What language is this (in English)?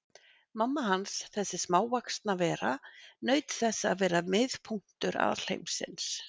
Icelandic